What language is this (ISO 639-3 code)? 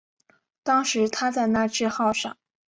zho